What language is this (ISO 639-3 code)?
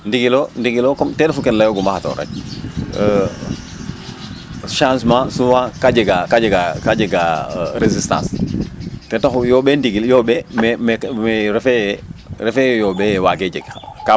srr